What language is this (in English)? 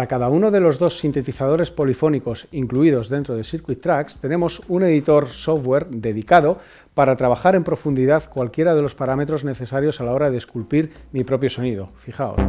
Spanish